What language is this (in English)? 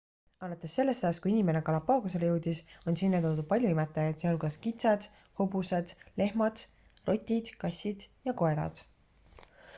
Estonian